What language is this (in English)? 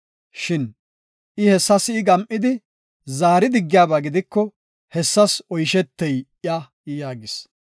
Gofa